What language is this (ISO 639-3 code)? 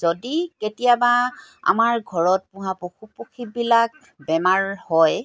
asm